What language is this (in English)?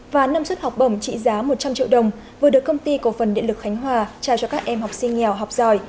Vietnamese